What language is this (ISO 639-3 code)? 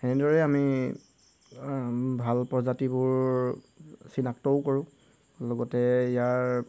asm